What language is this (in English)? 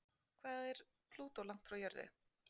Icelandic